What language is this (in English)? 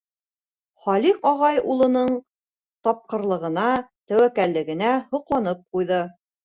Bashkir